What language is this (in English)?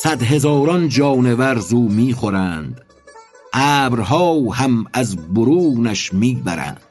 Persian